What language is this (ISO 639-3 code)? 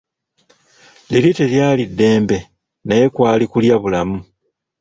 lug